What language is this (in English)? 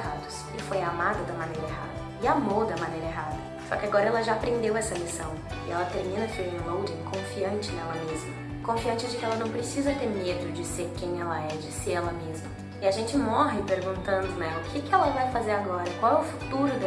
Portuguese